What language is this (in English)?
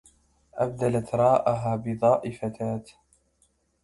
Arabic